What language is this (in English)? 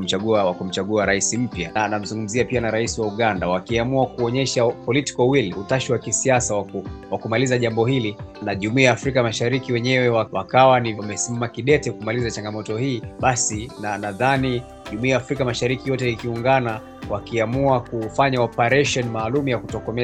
Swahili